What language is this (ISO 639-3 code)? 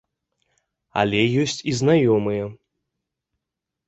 bel